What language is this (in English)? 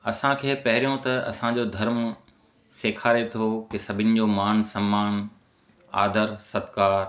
Sindhi